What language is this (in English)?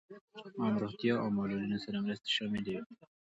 Pashto